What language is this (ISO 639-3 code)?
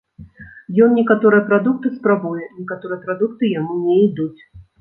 bel